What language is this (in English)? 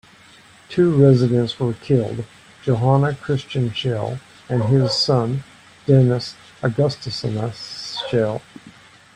English